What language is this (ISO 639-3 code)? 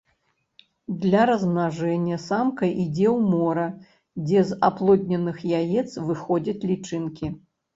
bel